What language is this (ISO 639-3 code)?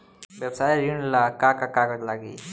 bho